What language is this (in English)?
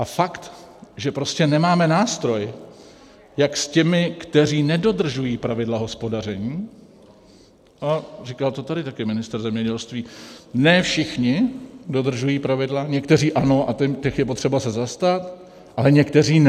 Czech